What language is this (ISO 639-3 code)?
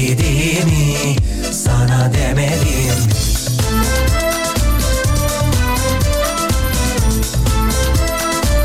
tur